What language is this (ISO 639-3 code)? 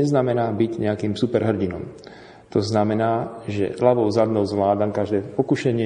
slk